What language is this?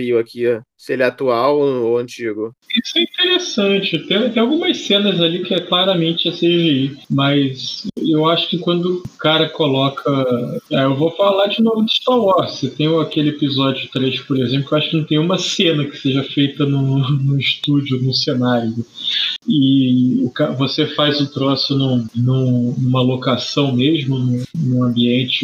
Portuguese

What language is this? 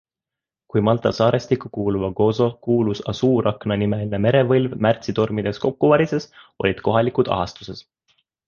Estonian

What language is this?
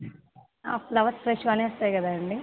Telugu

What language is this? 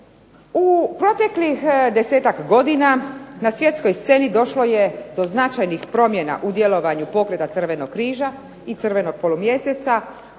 Croatian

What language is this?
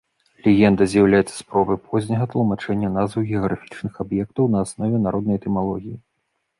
Belarusian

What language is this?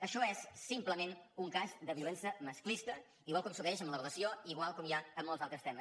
Catalan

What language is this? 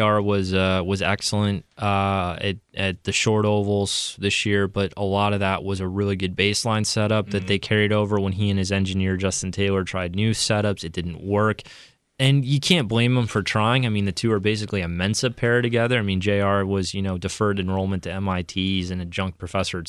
English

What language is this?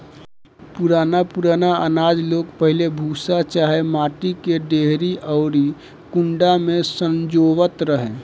Bhojpuri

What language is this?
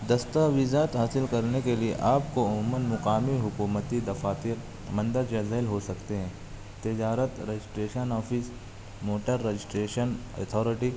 Urdu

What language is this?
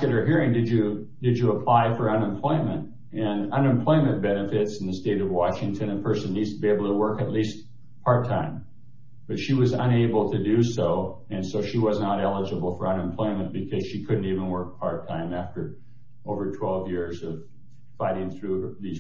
English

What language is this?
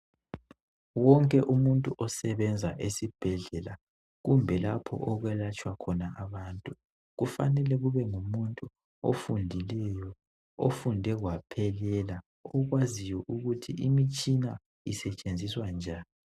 North Ndebele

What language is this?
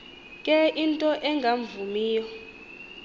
Xhosa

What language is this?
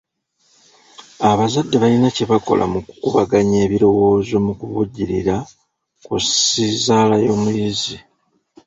Ganda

